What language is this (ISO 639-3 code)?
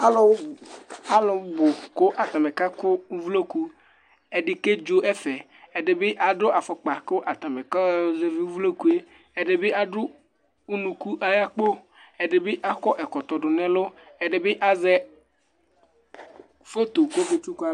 kpo